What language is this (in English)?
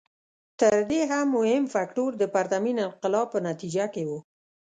Pashto